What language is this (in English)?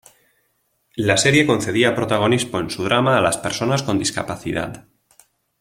Spanish